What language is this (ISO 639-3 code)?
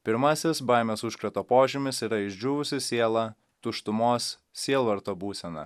lit